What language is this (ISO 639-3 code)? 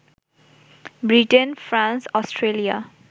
ben